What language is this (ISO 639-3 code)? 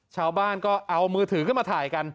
tha